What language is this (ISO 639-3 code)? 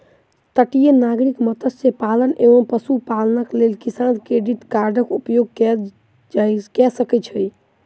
mai